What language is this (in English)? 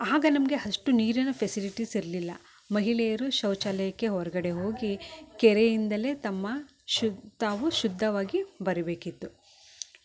Kannada